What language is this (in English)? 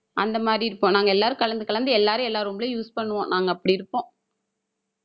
Tamil